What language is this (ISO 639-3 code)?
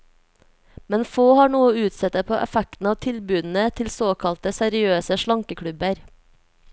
nor